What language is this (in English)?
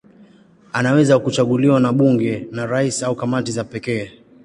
Swahili